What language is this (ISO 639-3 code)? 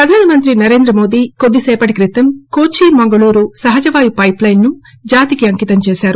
tel